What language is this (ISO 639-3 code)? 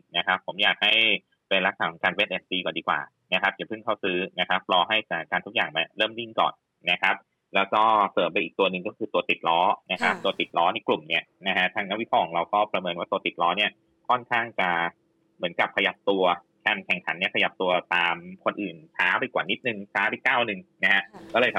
tha